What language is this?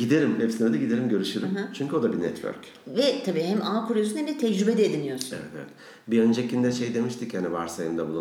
Turkish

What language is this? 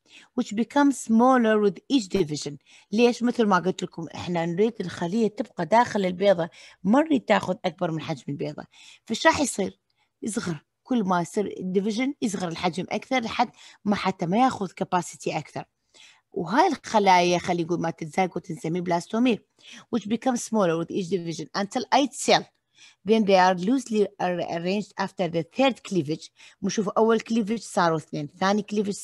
Arabic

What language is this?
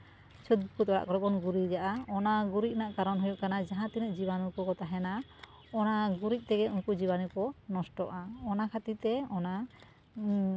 Santali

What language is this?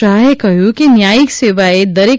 Gujarati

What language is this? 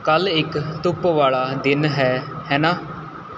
Punjabi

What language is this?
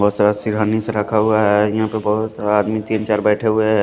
Hindi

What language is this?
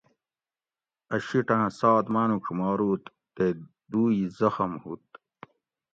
Gawri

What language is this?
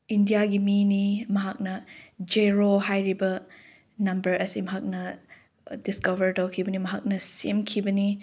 Manipuri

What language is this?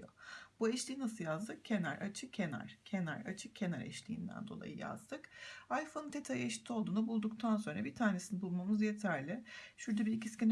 Turkish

